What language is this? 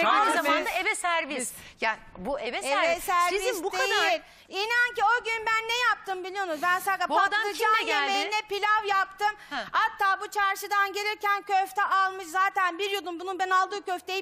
Turkish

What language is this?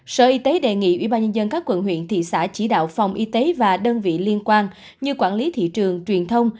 Vietnamese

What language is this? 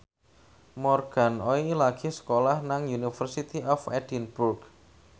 Javanese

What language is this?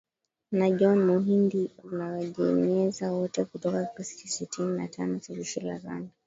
Swahili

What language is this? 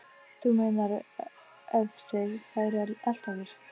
Icelandic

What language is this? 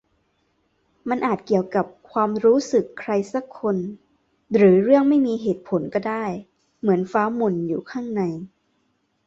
Thai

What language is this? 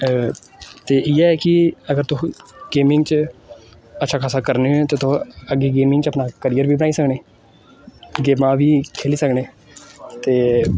Dogri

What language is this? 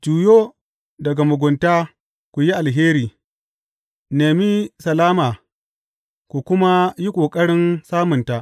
Hausa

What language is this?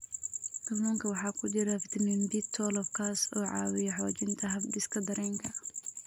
Somali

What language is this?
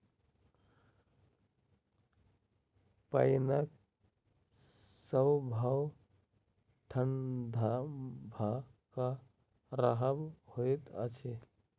Maithili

